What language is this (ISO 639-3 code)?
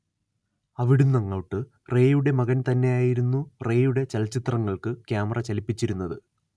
mal